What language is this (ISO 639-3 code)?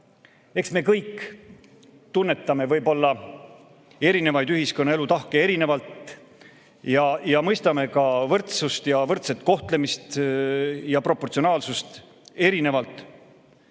est